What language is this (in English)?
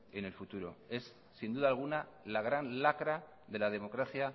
Spanish